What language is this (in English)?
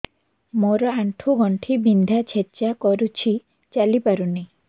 Odia